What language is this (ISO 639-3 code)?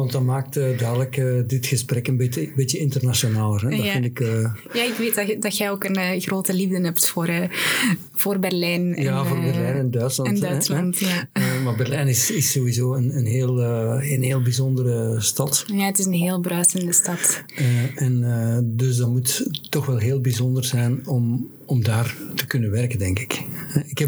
nld